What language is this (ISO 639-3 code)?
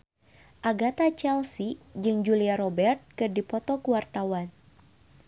sun